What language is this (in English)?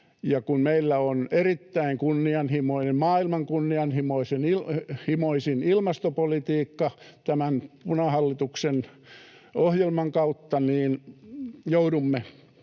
Finnish